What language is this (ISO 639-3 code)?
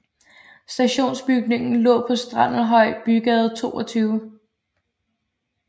dan